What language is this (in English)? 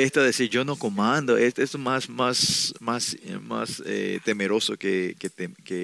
Spanish